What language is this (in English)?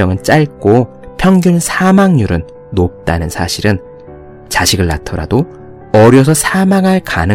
Korean